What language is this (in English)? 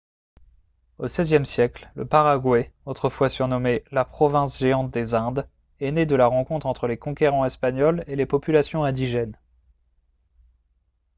French